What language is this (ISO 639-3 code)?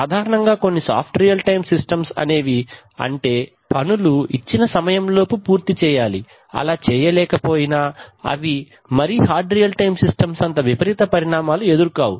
tel